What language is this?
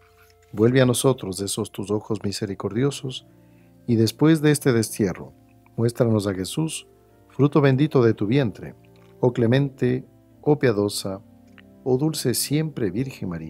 Spanish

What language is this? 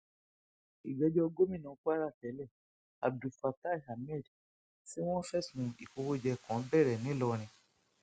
Yoruba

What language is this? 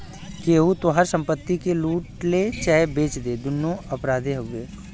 Bhojpuri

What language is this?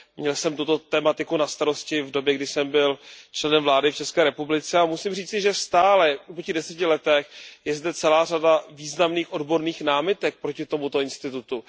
Czech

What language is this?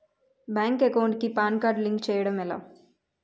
Telugu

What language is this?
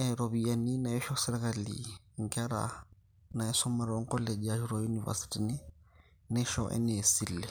Masai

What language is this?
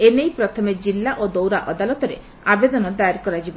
Odia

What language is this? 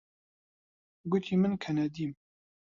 Central Kurdish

